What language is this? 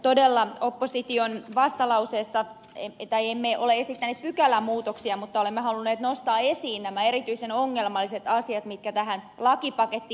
Finnish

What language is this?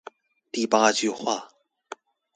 Chinese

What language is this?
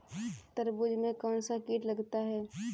Hindi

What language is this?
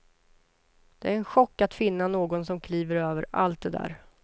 Swedish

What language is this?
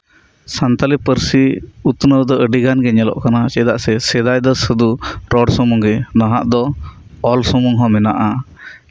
Santali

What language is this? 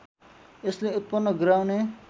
Nepali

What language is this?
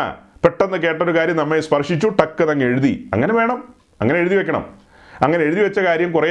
Malayalam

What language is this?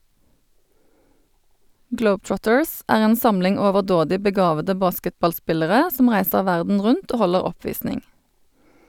Norwegian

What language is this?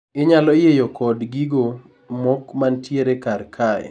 Luo (Kenya and Tanzania)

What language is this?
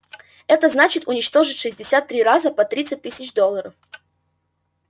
Russian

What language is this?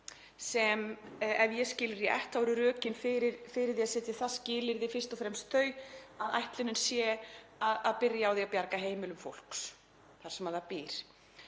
Icelandic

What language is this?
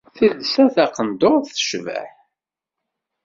Kabyle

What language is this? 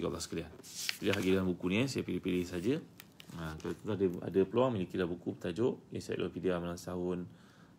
Malay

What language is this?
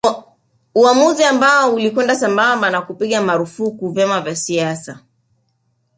Swahili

